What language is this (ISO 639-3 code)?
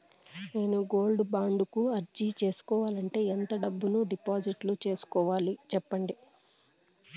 tel